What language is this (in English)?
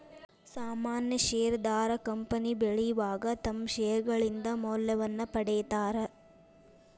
Kannada